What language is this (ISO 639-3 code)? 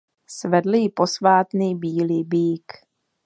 ces